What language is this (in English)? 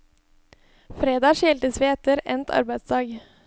Norwegian